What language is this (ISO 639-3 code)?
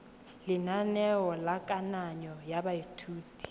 tsn